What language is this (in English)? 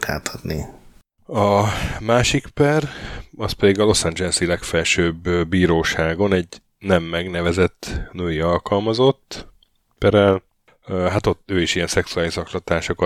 Hungarian